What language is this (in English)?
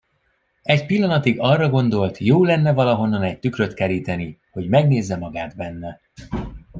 Hungarian